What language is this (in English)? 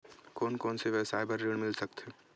Chhattisgarhi